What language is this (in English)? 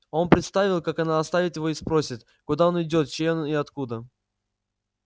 Russian